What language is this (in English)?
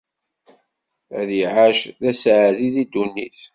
Kabyle